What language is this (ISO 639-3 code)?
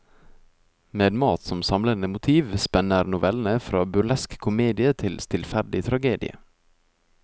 nor